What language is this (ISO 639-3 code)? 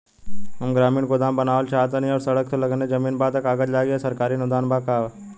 bho